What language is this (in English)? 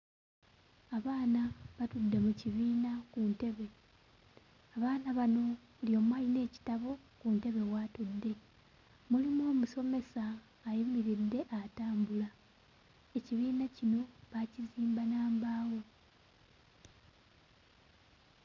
Ganda